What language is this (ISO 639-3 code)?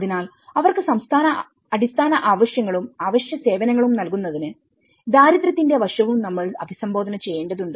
mal